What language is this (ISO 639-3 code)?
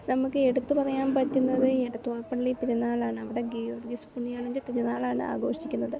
mal